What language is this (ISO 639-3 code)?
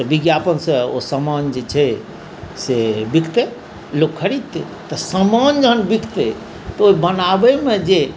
mai